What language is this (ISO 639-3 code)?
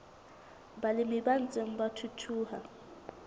sot